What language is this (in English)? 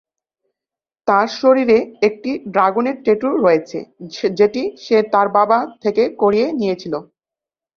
Bangla